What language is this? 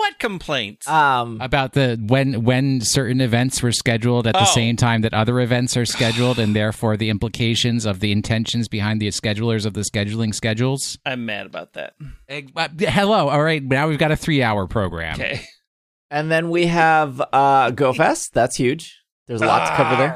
English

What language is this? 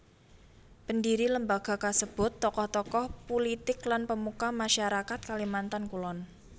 Javanese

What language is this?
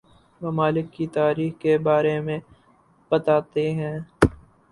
Urdu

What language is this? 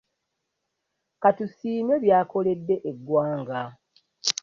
Ganda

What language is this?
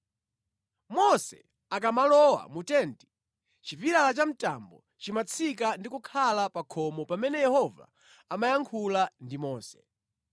Nyanja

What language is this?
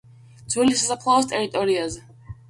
Georgian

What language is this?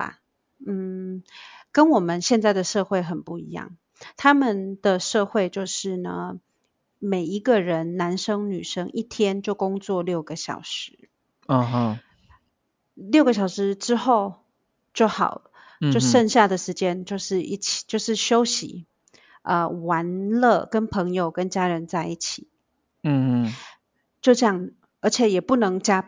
Chinese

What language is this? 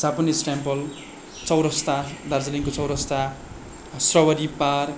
Nepali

